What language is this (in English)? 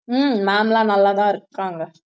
Tamil